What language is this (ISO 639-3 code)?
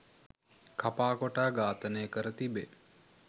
sin